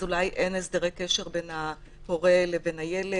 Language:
Hebrew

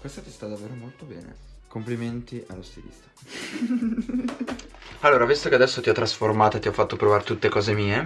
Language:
Italian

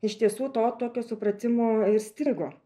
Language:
Lithuanian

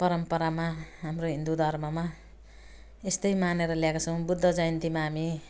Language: Nepali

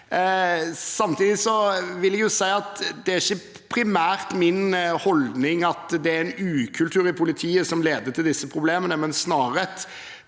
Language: Norwegian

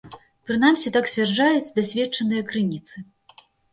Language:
Belarusian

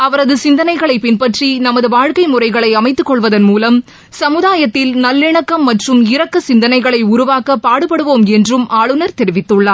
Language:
Tamil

